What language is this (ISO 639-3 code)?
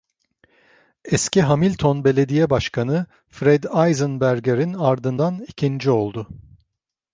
tur